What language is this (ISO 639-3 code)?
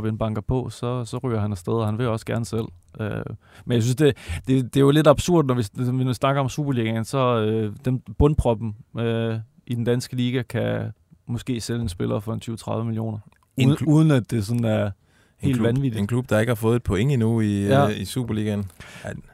dan